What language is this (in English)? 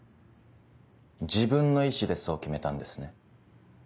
Japanese